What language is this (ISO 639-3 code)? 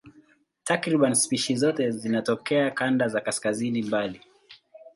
swa